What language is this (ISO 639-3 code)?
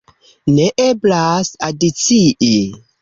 epo